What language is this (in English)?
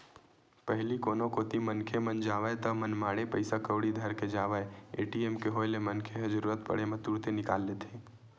Chhattisgarhi